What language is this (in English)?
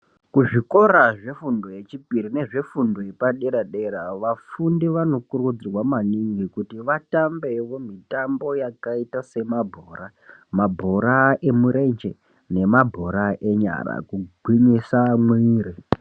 Ndau